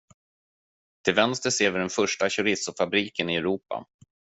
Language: Swedish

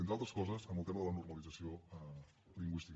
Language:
Catalan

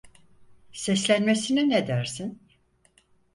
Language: Turkish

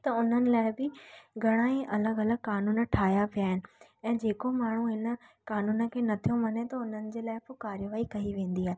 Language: Sindhi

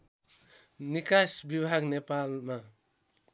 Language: Nepali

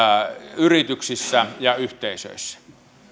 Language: Finnish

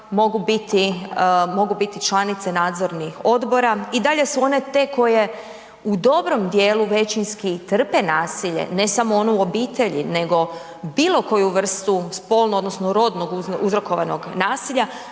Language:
Croatian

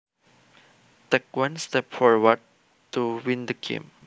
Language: Javanese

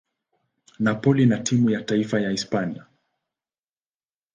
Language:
Swahili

